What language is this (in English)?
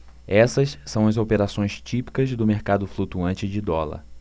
Portuguese